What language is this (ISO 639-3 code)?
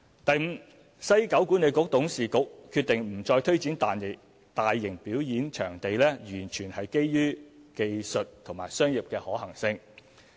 yue